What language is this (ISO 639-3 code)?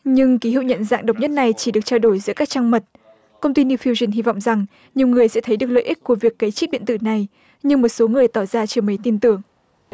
vie